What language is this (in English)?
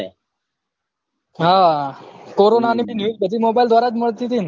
Gujarati